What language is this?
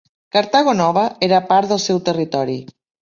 Catalan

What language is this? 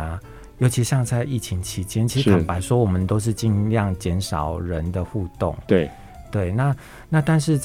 Chinese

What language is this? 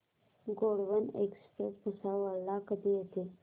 Marathi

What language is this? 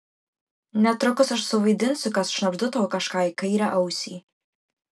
Lithuanian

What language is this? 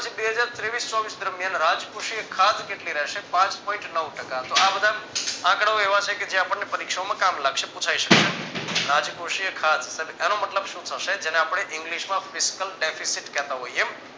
Gujarati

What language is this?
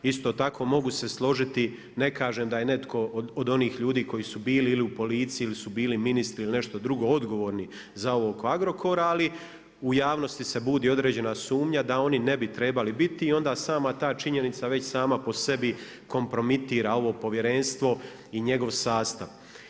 Croatian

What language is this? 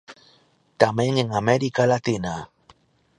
Galician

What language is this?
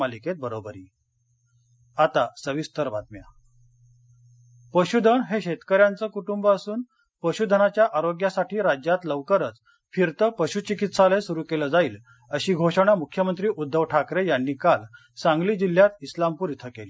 Marathi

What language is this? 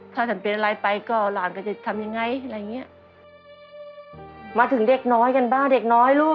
Thai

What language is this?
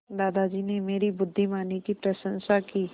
Hindi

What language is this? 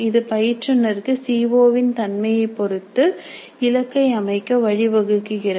Tamil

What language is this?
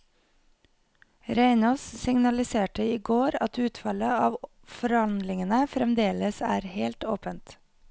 Norwegian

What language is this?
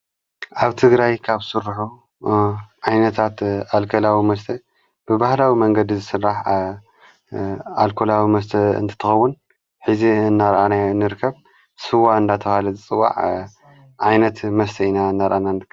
Tigrinya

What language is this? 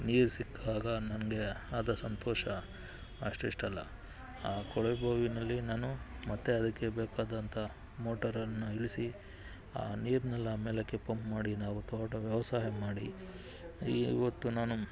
Kannada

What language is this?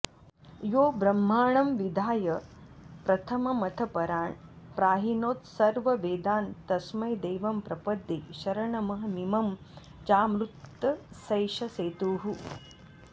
Sanskrit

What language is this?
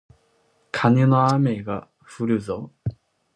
Japanese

